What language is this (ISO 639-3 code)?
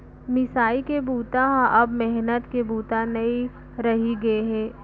hne